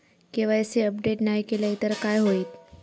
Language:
Marathi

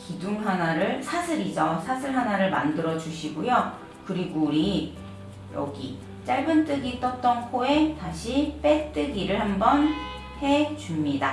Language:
Korean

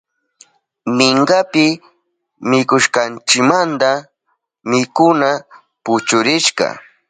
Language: Southern Pastaza Quechua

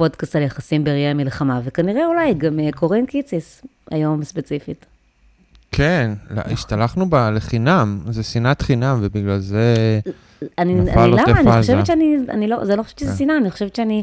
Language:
Hebrew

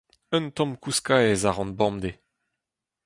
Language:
Breton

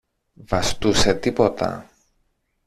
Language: Greek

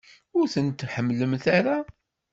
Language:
Kabyle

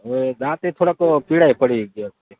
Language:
Gujarati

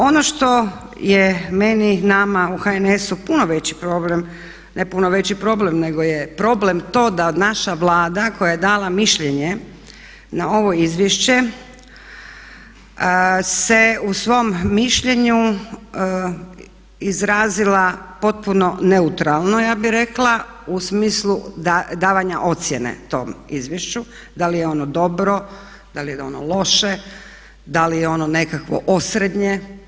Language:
Croatian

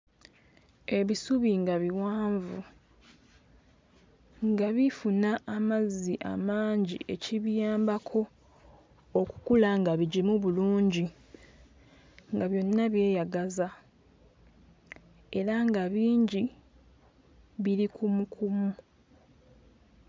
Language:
Ganda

